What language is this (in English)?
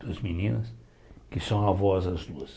Portuguese